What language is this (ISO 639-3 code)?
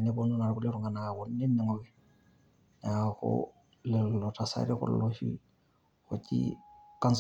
mas